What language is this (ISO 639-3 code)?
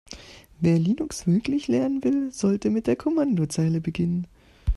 deu